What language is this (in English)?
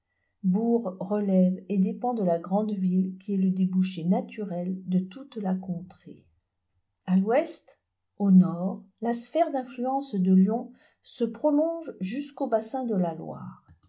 French